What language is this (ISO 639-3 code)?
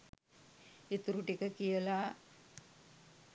sin